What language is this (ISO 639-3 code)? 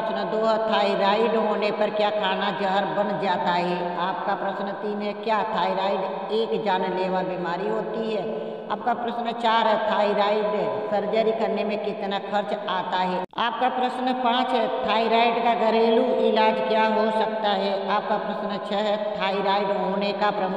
hin